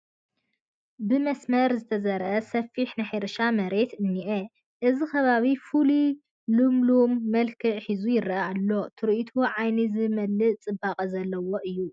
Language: Tigrinya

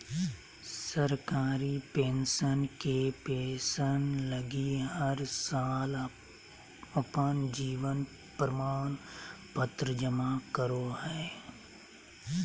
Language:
Magahi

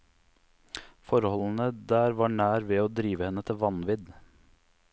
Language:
Norwegian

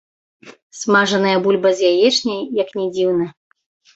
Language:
Belarusian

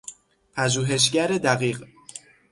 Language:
Persian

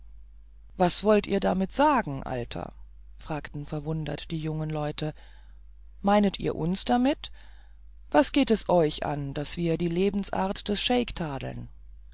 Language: German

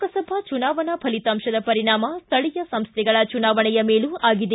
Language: Kannada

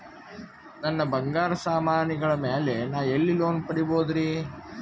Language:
Kannada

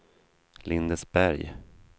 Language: Swedish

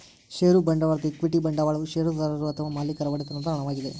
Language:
Kannada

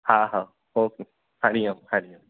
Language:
Sindhi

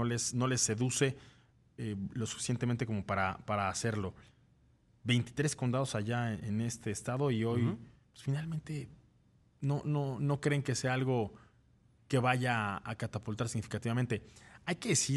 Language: Spanish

